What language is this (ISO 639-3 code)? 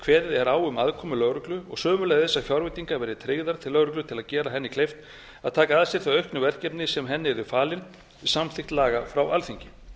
isl